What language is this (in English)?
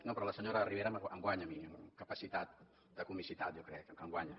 Catalan